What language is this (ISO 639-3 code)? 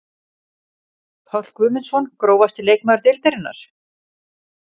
isl